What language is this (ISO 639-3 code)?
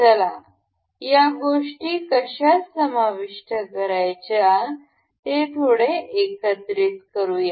mar